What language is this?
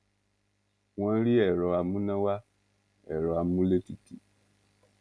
Yoruba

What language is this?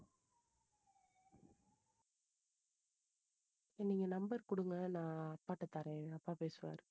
Tamil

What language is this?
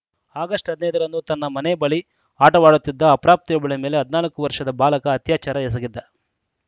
Kannada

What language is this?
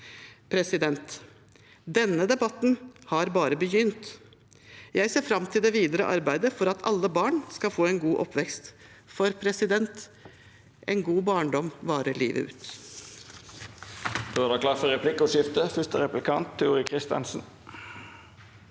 Norwegian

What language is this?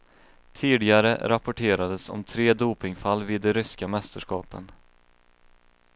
Swedish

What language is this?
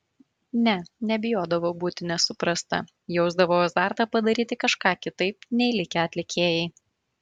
Lithuanian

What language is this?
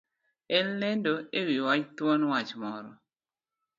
Luo (Kenya and Tanzania)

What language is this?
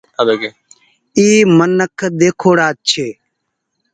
Goaria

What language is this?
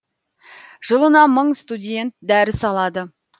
Kazakh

